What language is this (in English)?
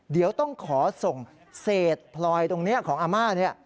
Thai